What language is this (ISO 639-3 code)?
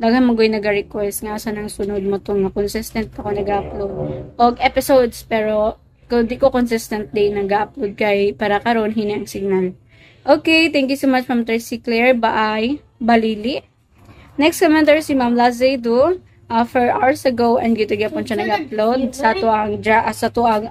fil